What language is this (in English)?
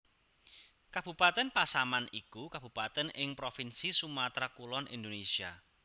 Javanese